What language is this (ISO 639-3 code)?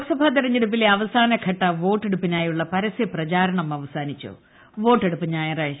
mal